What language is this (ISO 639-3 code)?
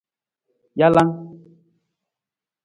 nmz